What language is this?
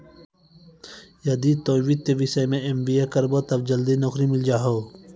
Maithili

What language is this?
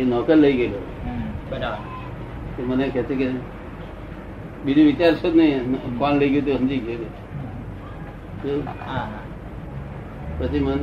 Gujarati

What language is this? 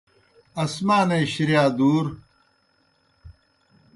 Kohistani Shina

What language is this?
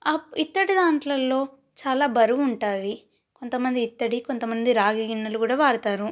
Telugu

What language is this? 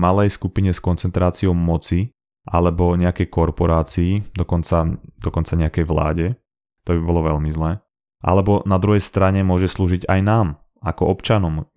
Slovak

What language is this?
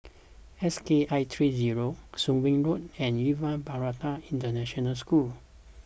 English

